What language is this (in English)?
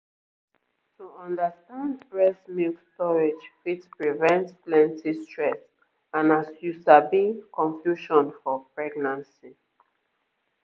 Nigerian Pidgin